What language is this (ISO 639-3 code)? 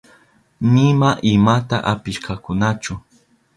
qup